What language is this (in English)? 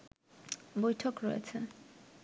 Bangla